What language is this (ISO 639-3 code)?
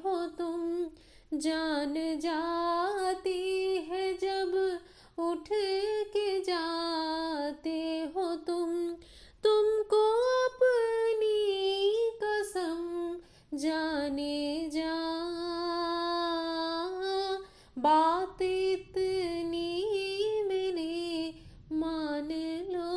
hin